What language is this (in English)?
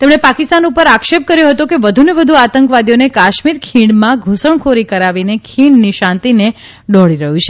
Gujarati